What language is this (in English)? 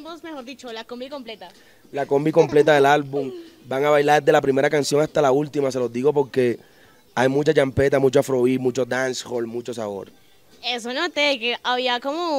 Spanish